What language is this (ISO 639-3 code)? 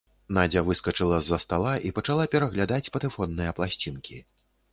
bel